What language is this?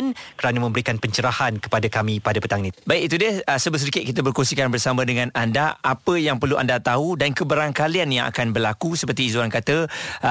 Malay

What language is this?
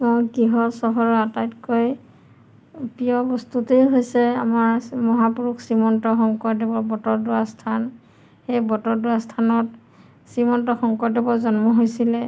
Assamese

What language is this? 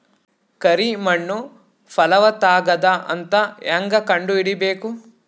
Kannada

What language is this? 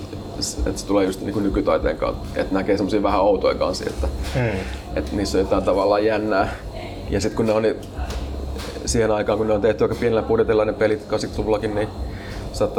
Finnish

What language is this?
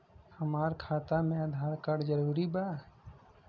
Bhojpuri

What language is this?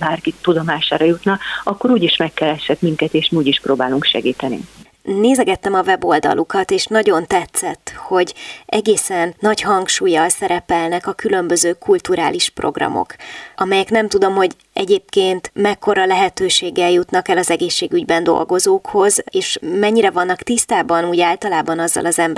Hungarian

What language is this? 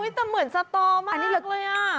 Thai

